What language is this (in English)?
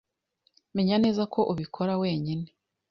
Kinyarwanda